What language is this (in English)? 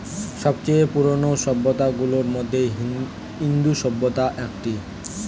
Bangla